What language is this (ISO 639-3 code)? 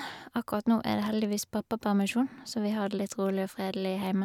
nor